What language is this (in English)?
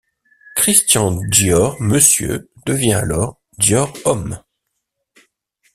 French